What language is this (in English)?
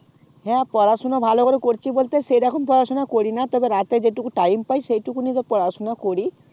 Bangla